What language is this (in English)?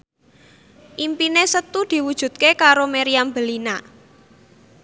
Javanese